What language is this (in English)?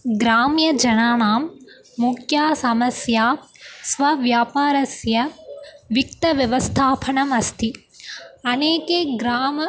Sanskrit